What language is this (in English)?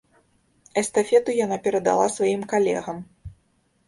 Belarusian